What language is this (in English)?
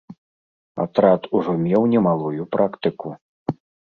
Belarusian